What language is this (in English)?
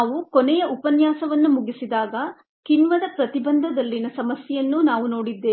Kannada